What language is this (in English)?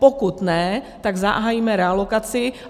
Czech